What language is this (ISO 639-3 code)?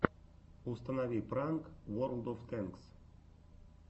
rus